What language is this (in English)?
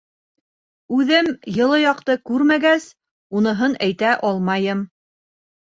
Bashkir